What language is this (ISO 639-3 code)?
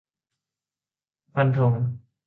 tha